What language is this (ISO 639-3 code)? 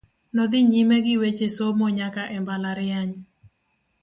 luo